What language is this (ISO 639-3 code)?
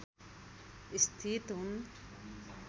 nep